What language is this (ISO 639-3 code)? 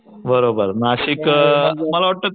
mar